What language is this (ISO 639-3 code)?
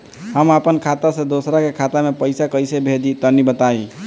bho